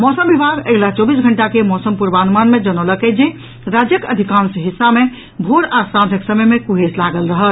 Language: Maithili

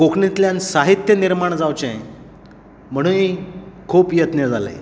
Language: Konkani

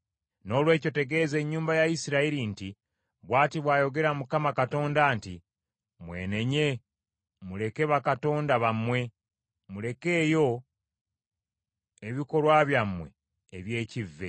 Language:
Ganda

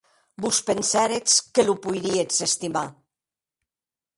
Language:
Occitan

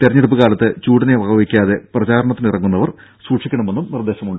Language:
Malayalam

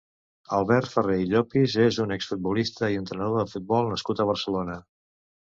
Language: Catalan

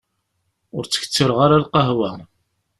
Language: Kabyle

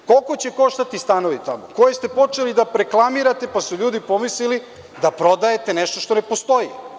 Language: Serbian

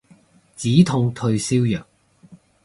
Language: Cantonese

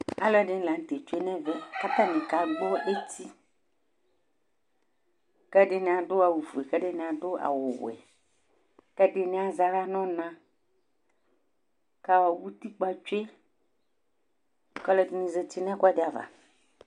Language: Ikposo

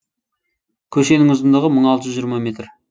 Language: Kazakh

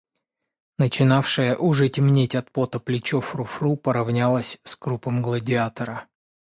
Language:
Russian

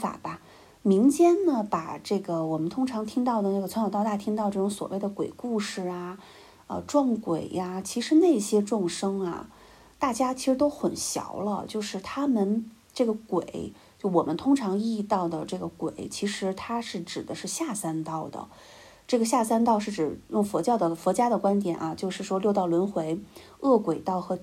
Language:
Chinese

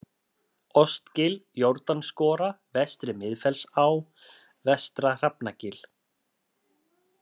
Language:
Icelandic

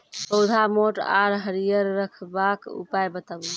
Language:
Maithili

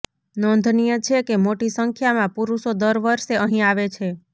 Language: Gujarati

